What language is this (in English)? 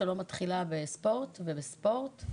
Hebrew